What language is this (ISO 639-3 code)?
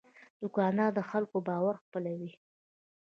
pus